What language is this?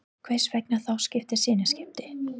Icelandic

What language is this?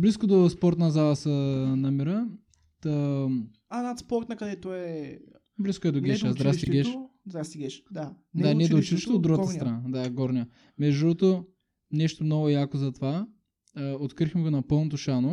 Bulgarian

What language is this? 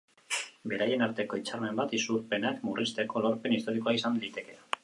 Basque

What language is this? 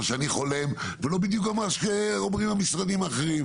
Hebrew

